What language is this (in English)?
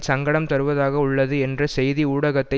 Tamil